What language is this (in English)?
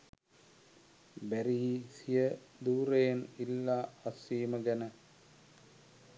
Sinhala